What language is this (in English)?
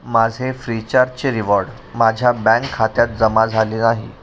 Marathi